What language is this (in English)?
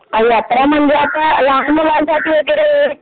Marathi